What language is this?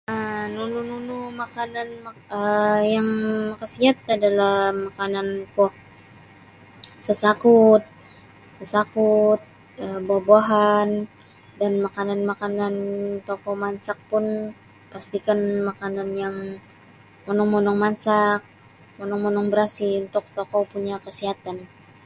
Sabah Bisaya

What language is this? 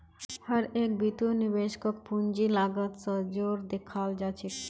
Magahi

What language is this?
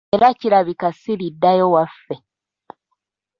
Ganda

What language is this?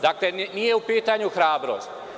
Serbian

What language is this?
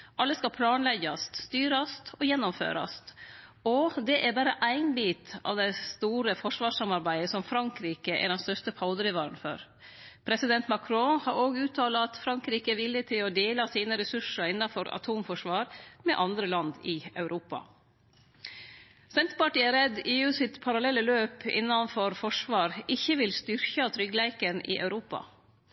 Norwegian Nynorsk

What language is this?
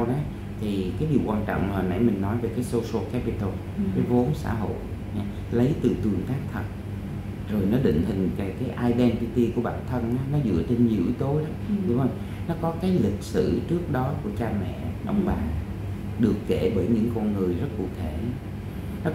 Vietnamese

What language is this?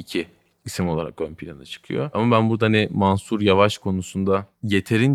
Turkish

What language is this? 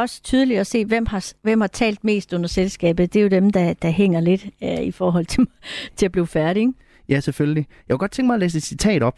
Danish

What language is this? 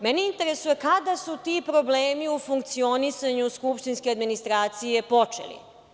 Serbian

